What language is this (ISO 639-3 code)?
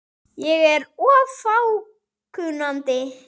isl